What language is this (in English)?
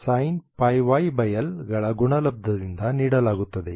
Kannada